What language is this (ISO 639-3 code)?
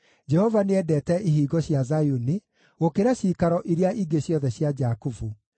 kik